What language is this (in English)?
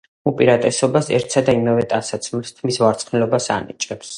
Georgian